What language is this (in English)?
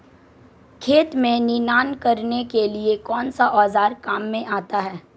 Hindi